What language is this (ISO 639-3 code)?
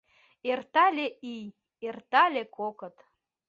chm